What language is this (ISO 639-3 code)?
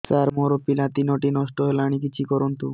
ori